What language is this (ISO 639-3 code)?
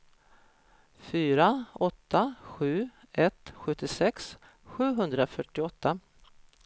swe